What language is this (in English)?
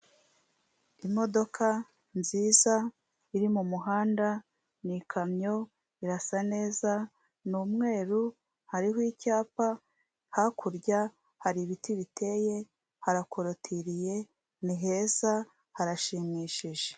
Kinyarwanda